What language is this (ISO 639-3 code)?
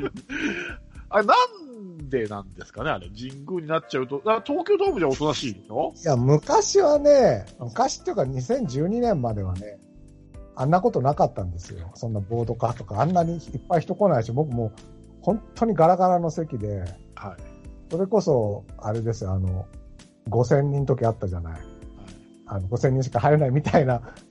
jpn